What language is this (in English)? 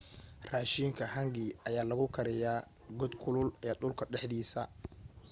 Somali